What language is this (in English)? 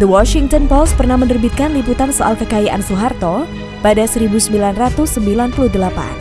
Indonesian